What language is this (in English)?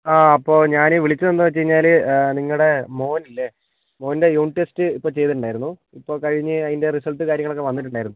Malayalam